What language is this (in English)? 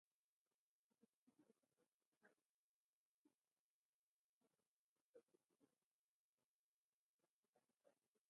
Arabic